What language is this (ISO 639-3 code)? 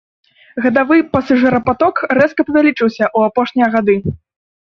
bel